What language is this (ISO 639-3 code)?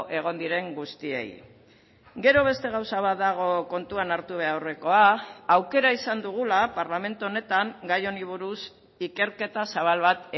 eus